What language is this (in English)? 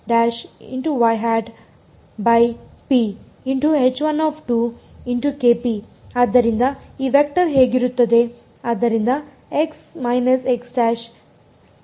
Kannada